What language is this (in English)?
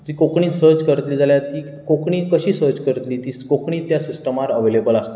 Konkani